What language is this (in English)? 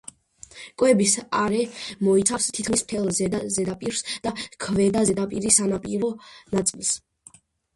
Georgian